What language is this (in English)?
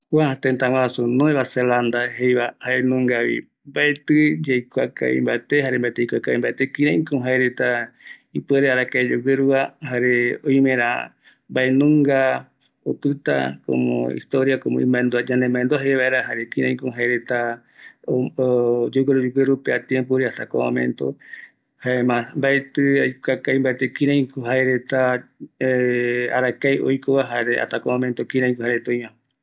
Eastern Bolivian Guaraní